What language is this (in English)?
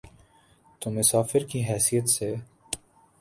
Urdu